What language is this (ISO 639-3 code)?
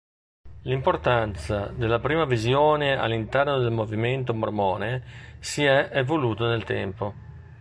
ita